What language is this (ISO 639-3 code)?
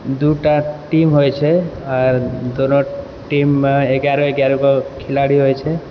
mai